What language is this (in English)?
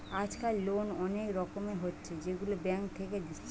Bangla